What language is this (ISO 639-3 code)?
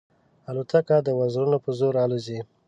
pus